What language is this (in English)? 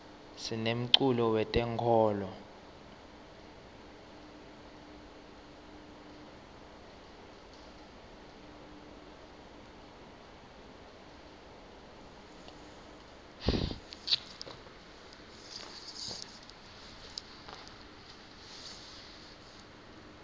Swati